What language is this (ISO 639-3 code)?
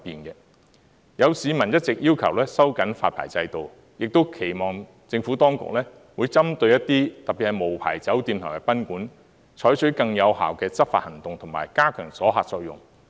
yue